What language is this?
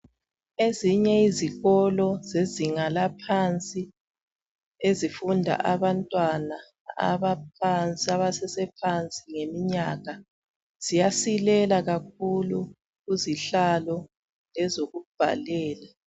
North Ndebele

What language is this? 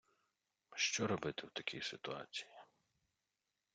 Ukrainian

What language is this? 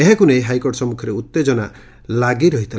Odia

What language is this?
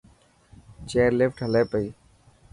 Dhatki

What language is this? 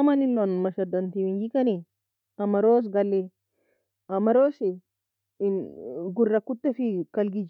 Nobiin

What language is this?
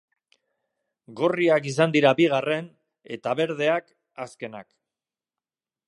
Basque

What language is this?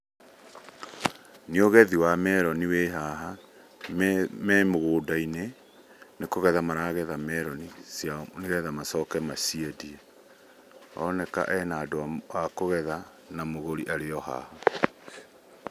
Kikuyu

